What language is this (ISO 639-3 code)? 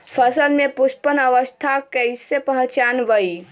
mag